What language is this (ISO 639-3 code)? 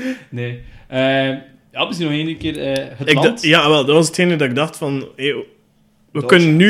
nld